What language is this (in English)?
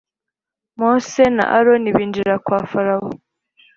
Kinyarwanda